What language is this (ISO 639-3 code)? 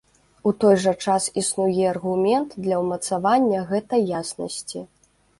bel